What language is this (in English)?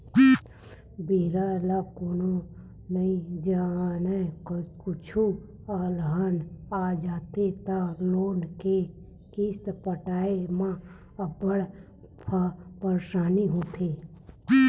Chhattisgarhi